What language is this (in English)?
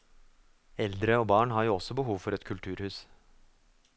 Norwegian